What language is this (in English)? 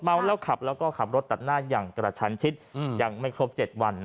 Thai